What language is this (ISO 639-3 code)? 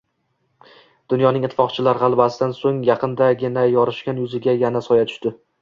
uzb